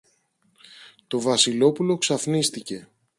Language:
Greek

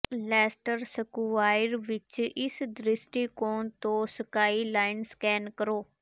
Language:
Punjabi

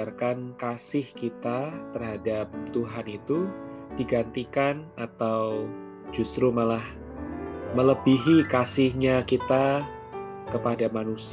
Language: Indonesian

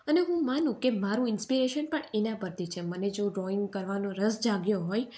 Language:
Gujarati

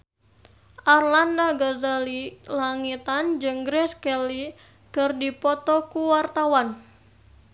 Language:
Sundanese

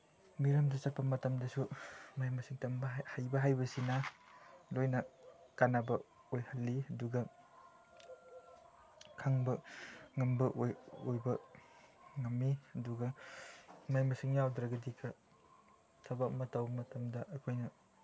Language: Manipuri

